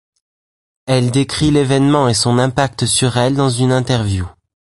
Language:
French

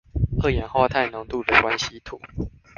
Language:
Chinese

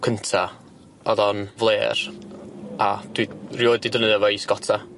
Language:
Welsh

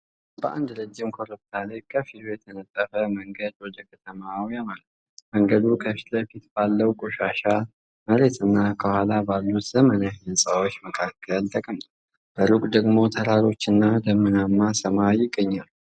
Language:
Amharic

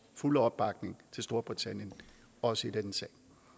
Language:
Danish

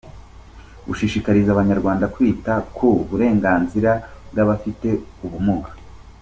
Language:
Kinyarwanda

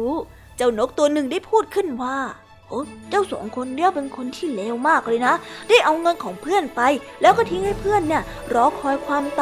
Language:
Thai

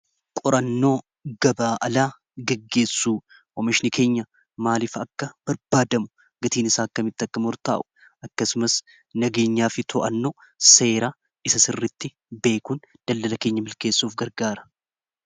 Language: Oromo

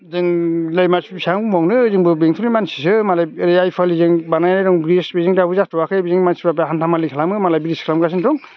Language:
Bodo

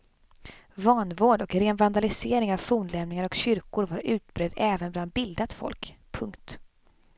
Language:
Swedish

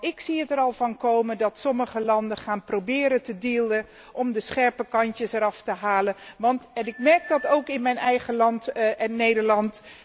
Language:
Dutch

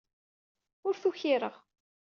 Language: Kabyle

